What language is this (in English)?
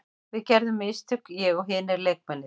Icelandic